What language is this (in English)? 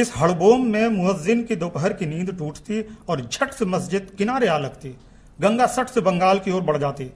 Hindi